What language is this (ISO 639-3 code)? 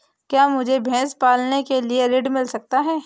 hin